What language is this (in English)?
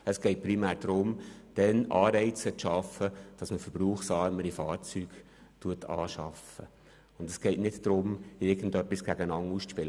Swiss German